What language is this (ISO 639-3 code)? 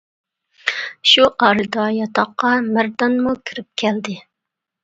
uig